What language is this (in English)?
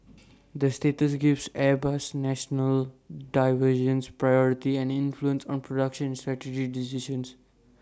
English